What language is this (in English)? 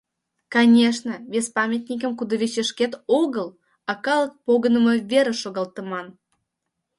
Mari